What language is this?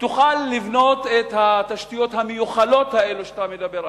Hebrew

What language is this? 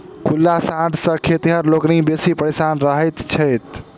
Maithili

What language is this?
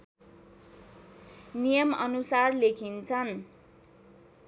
Nepali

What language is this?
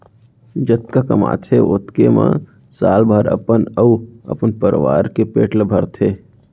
Chhattisgarhi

